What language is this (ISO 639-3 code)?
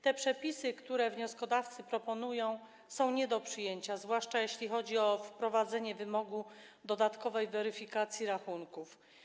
pol